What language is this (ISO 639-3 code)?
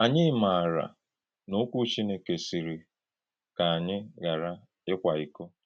ibo